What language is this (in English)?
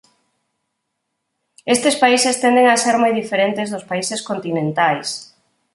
Galician